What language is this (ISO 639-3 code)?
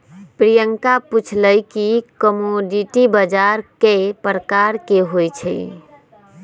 mag